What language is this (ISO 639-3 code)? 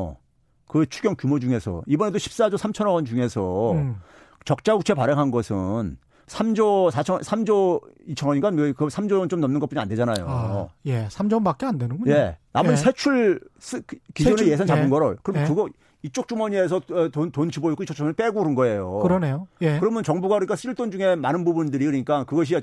kor